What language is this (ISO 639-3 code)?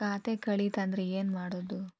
kan